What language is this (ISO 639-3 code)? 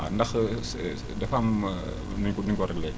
wol